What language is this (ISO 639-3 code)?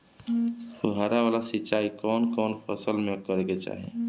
bho